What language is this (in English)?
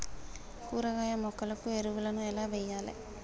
Telugu